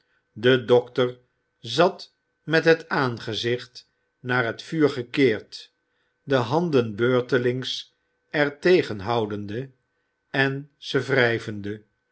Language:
Dutch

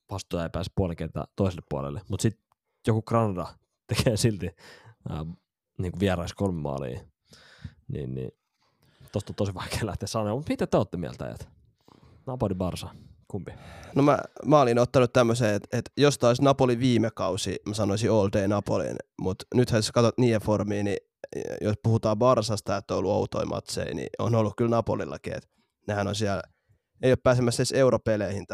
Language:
Finnish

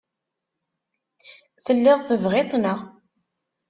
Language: Kabyle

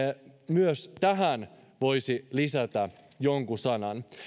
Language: Finnish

